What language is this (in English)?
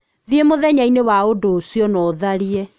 Kikuyu